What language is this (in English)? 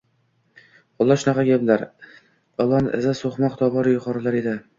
Uzbek